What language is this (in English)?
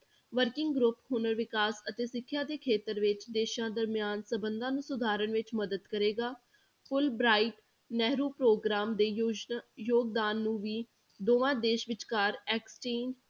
Punjabi